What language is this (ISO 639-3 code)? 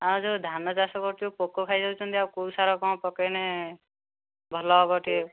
ori